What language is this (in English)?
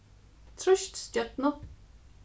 Faroese